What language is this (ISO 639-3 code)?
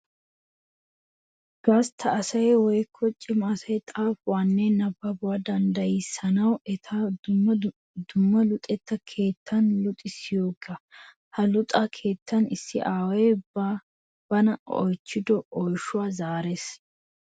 wal